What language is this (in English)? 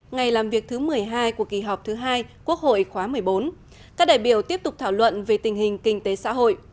Vietnamese